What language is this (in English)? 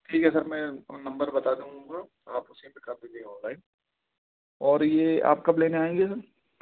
Urdu